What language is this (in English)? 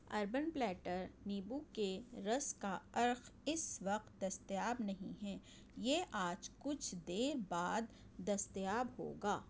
Urdu